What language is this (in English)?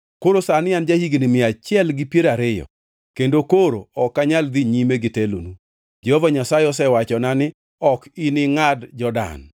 Luo (Kenya and Tanzania)